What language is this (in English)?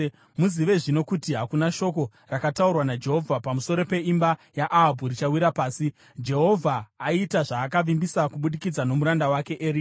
Shona